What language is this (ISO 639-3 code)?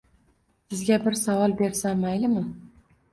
uzb